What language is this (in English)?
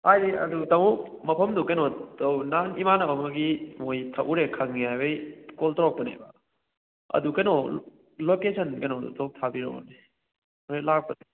Manipuri